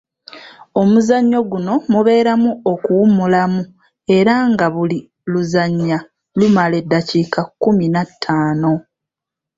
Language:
Ganda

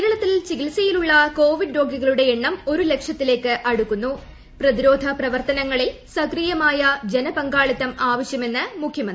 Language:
Malayalam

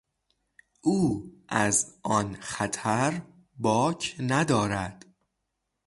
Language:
Persian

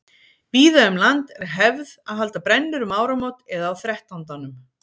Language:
Icelandic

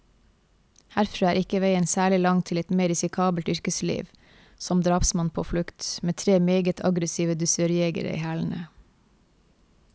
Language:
Norwegian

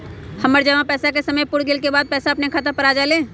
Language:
Magahi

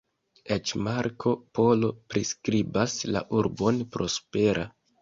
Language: Esperanto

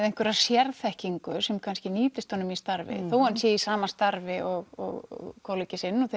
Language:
Icelandic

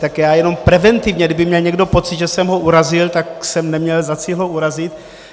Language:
Czech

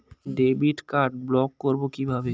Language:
Bangla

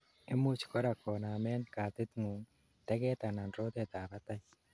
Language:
Kalenjin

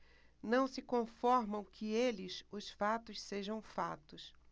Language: Portuguese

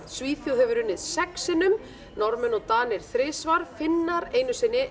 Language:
Icelandic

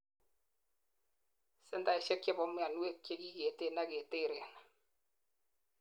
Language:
Kalenjin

